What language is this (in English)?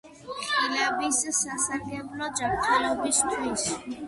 Georgian